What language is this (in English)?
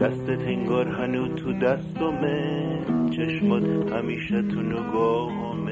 Persian